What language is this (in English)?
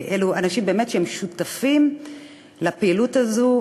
Hebrew